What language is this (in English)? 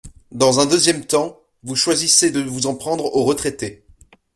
French